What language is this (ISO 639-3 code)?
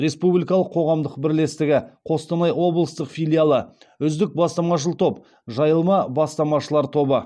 kaz